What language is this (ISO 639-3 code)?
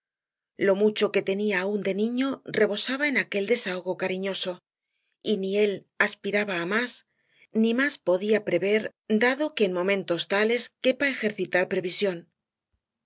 spa